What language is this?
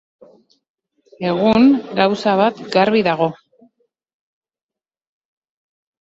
Basque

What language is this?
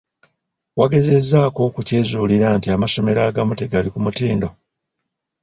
Ganda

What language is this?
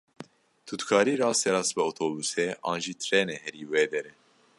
Kurdish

